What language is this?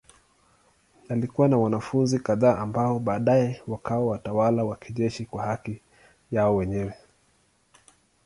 Swahili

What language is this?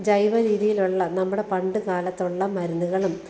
Malayalam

